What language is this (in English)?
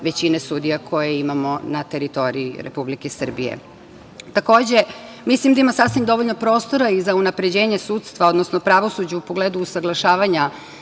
Serbian